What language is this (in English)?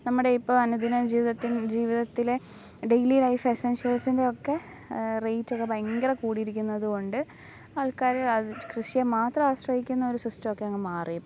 Malayalam